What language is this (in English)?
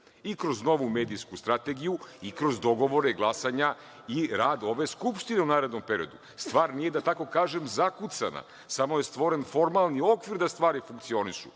Serbian